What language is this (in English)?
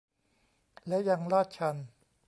Thai